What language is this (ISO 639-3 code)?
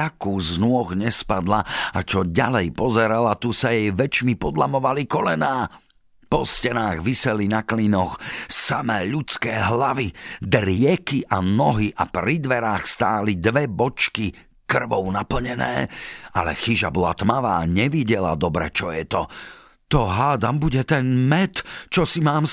slk